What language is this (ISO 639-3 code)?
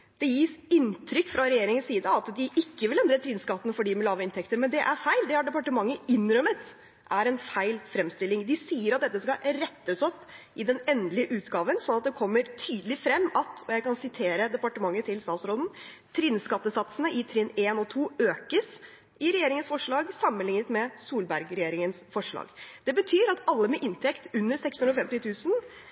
nob